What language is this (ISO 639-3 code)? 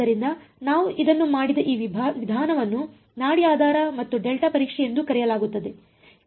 kan